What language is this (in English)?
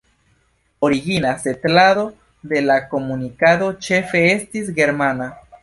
Esperanto